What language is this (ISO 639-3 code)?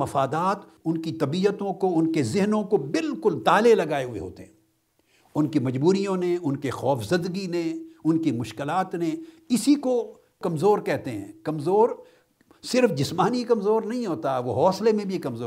urd